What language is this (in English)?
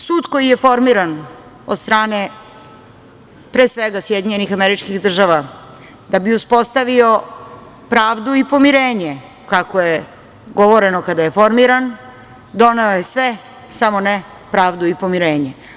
Serbian